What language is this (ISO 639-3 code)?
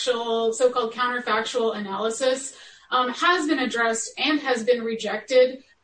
eng